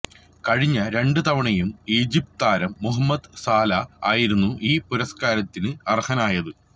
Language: Malayalam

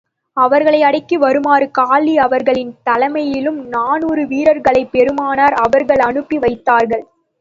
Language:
Tamil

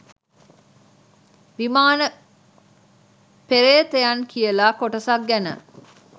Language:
Sinhala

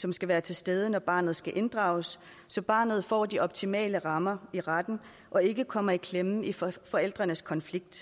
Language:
Danish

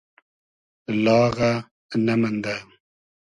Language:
Hazaragi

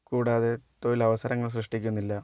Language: Malayalam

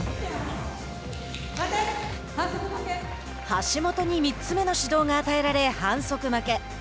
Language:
Japanese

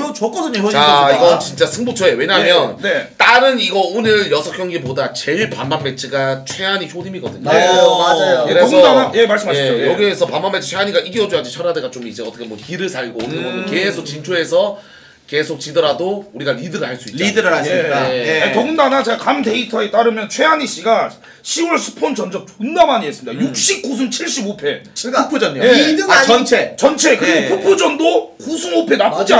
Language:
Korean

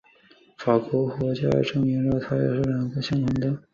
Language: Chinese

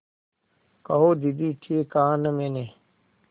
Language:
Hindi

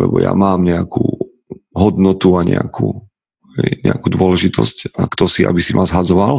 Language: Slovak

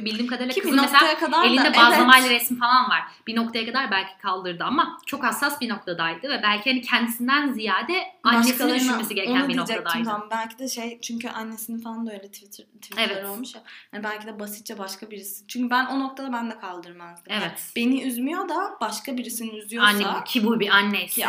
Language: Turkish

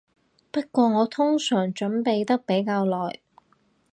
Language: Cantonese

